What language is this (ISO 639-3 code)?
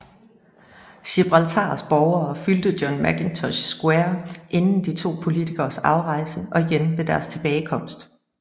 dan